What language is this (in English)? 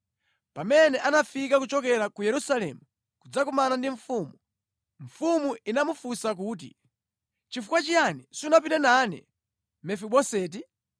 Nyanja